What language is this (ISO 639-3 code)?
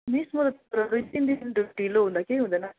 nep